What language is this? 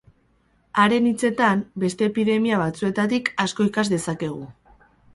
Basque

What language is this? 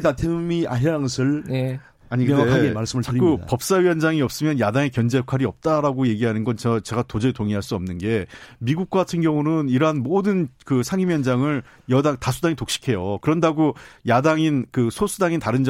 Korean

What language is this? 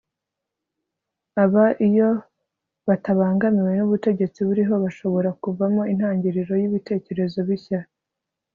Kinyarwanda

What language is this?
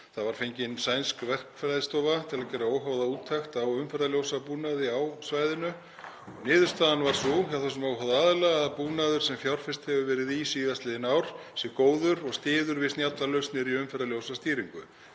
Icelandic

